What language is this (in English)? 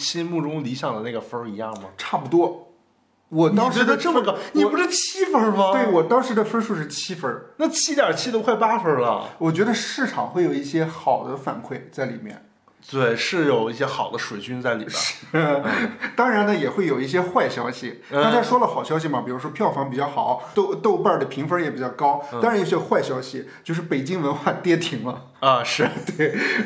Chinese